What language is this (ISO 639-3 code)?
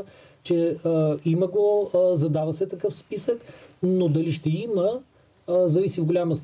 bul